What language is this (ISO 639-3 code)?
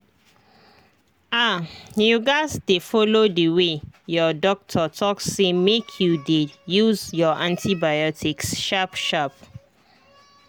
pcm